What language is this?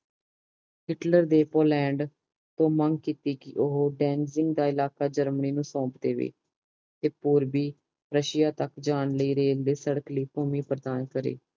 Punjabi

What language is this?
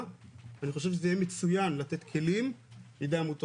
Hebrew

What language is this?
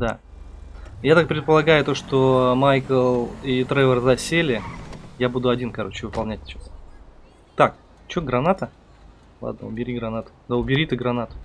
Russian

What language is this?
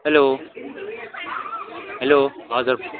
Nepali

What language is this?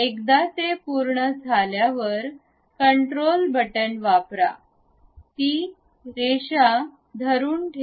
Marathi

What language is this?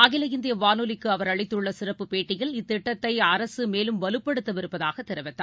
Tamil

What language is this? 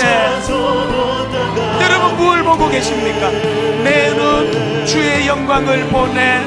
Korean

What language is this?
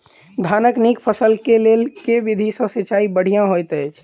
Maithili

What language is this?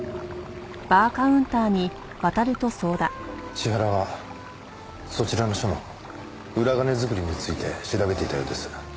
Japanese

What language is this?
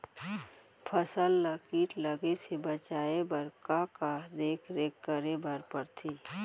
Chhattisgarhi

